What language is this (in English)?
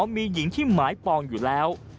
Thai